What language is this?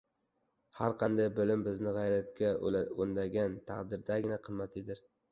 Uzbek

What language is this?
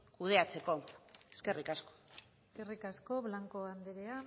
Basque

